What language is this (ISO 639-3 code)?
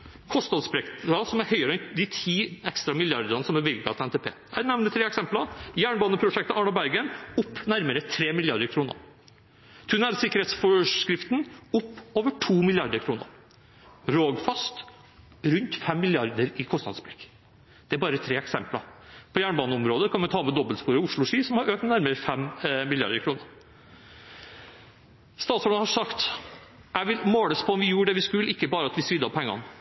nob